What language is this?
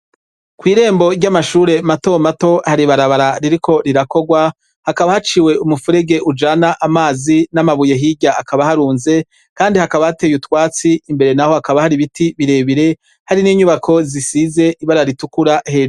Rundi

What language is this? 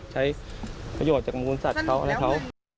Thai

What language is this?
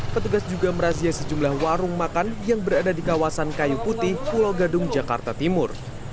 Indonesian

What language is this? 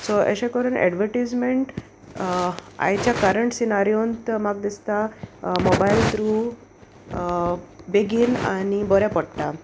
Konkani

